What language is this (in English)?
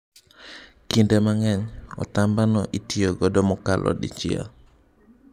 Luo (Kenya and Tanzania)